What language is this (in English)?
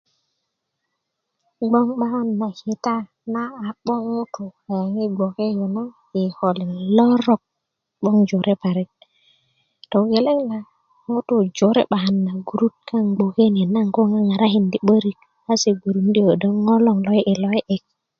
Kuku